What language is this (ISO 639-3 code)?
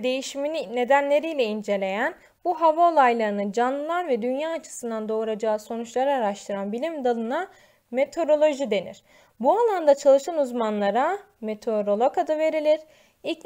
tur